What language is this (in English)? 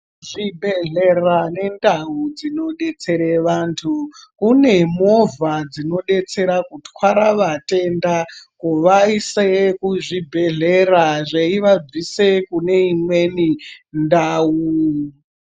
Ndau